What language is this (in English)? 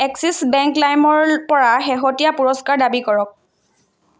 Assamese